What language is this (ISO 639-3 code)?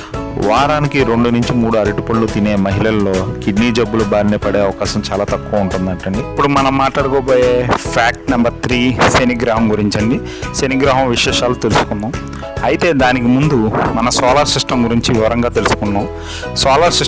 hin